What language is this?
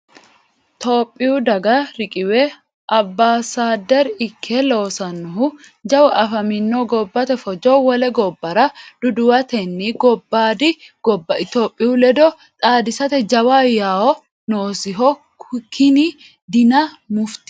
Sidamo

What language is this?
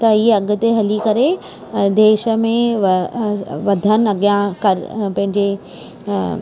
Sindhi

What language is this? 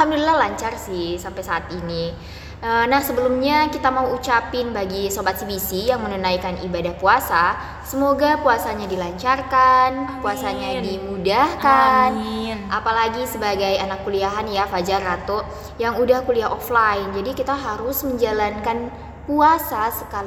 Indonesian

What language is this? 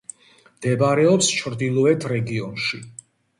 Georgian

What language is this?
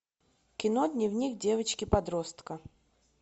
Russian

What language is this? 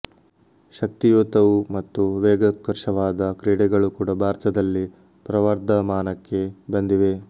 Kannada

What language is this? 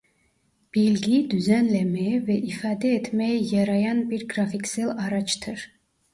Turkish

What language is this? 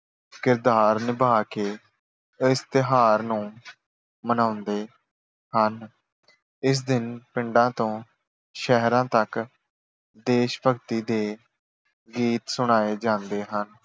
Punjabi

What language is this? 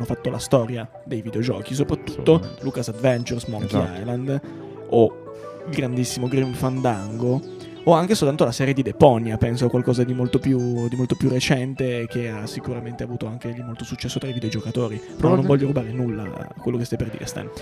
Italian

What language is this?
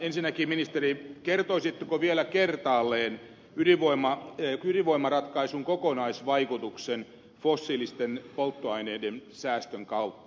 Finnish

